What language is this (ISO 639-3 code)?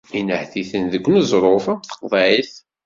kab